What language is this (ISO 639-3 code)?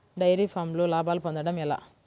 tel